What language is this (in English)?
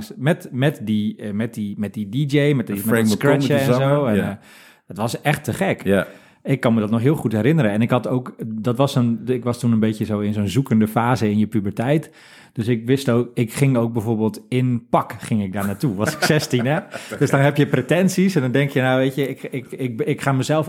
Dutch